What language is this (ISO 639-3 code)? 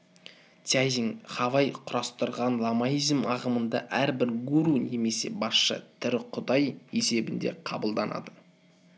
kaz